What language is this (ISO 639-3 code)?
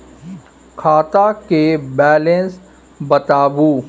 mai